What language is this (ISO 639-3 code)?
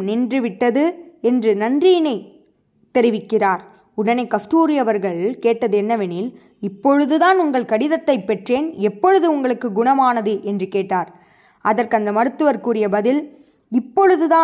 tam